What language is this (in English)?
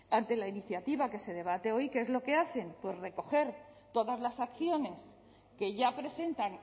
Spanish